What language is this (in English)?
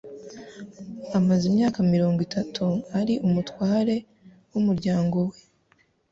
Kinyarwanda